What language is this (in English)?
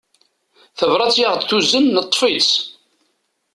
Kabyle